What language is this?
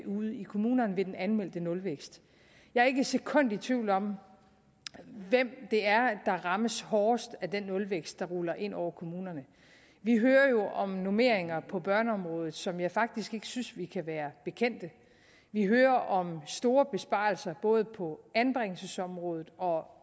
Danish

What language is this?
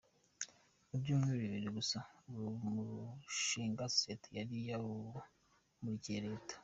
Kinyarwanda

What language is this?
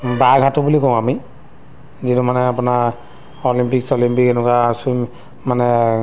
Assamese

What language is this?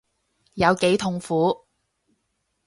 Cantonese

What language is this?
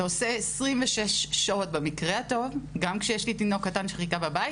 Hebrew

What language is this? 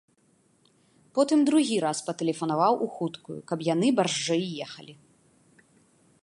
Belarusian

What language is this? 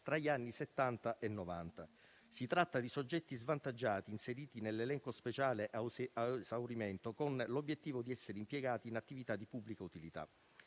Italian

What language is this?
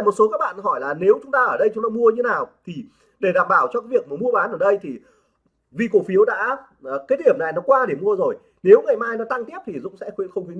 Vietnamese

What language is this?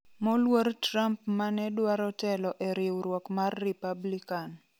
Luo (Kenya and Tanzania)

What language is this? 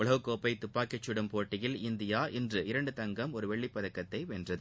Tamil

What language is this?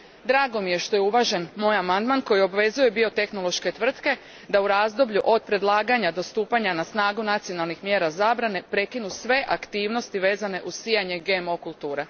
Croatian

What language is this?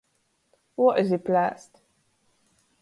Latgalian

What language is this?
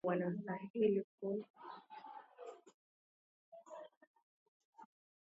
Asturian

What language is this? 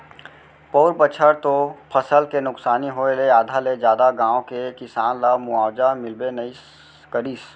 Chhattisgarhi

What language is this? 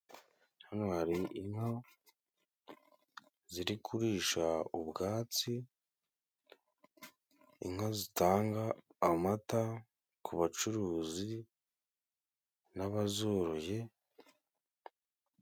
Kinyarwanda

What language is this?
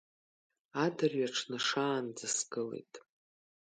Abkhazian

